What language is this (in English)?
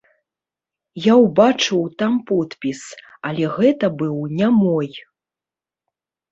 Belarusian